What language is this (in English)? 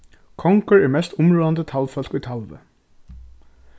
Faroese